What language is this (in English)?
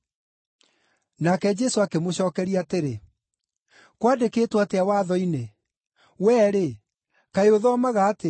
Kikuyu